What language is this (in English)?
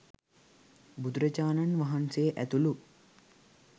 Sinhala